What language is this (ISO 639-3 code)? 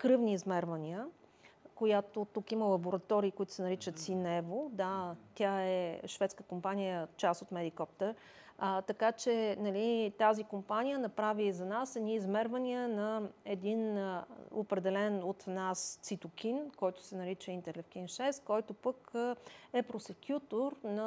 bul